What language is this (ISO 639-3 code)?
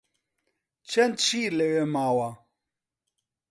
ckb